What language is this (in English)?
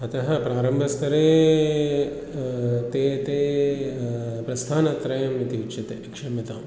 Sanskrit